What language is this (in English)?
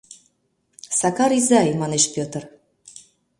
Mari